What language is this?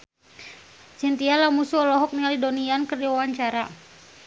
Sundanese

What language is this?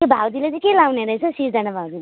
Nepali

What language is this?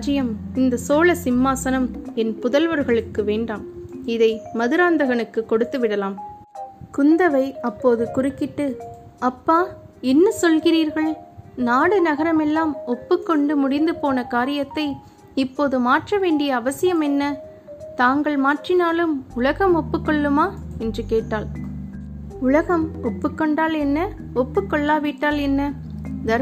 Tamil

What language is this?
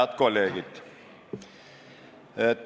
Estonian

